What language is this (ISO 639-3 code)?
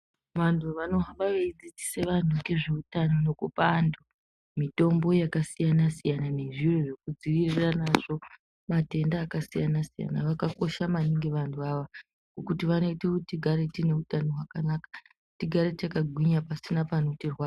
ndc